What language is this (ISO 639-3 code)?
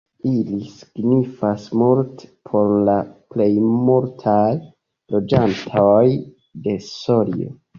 epo